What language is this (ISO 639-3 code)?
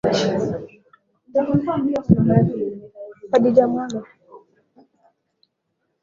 swa